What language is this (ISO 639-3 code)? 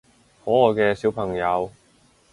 yue